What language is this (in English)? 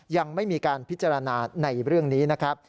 Thai